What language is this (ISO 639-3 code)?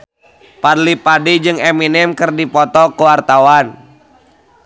sun